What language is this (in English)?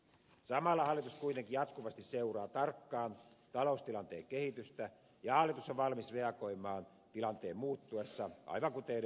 Finnish